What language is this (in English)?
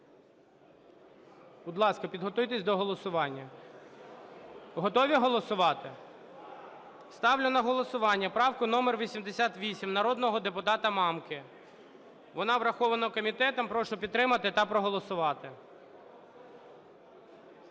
Ukrainian